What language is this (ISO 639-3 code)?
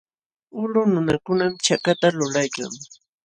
qxw